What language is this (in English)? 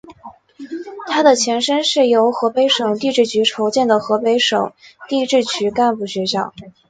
Chinese